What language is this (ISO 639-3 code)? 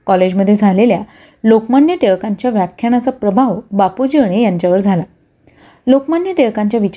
mar